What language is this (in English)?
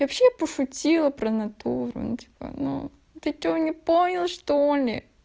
Russian